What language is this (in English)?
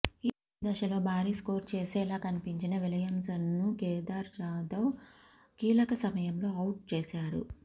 Telugu